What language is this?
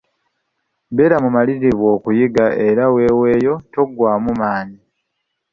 Ganda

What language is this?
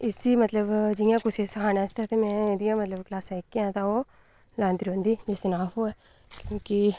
Dogri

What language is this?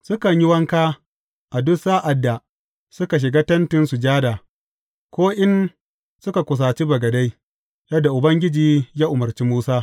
Hausa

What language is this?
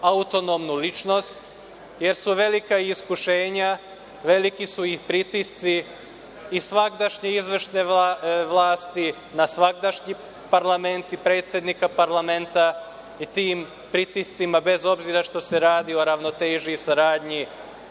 Serbian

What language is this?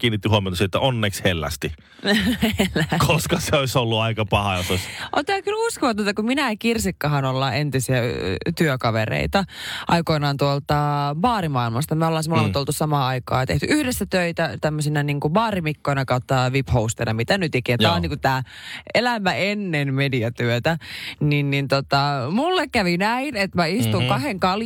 Finnish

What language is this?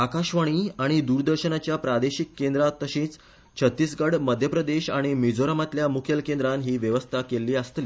Konkani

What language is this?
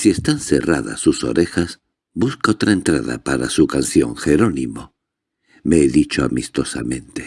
Spanish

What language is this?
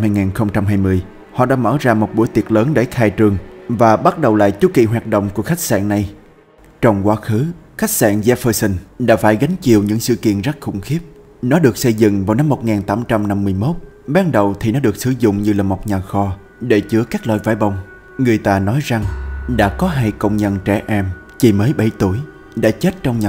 Vietnamese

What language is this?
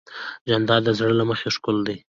Pashto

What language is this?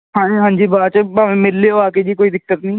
Punjabi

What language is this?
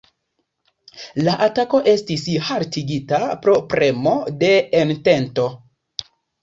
Esperanto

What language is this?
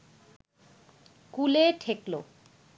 Bangla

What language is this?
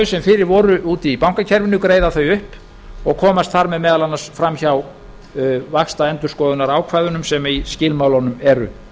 Icelandic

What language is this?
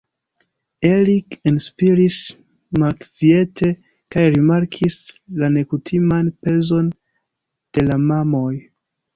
Esperanto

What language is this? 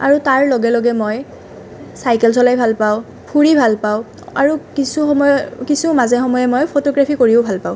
Assamese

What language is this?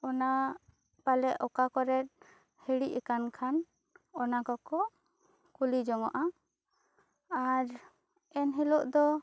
Santali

